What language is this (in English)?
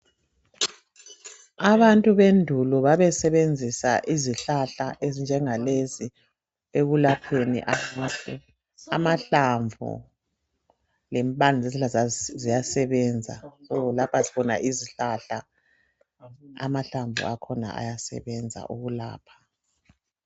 North Ndebele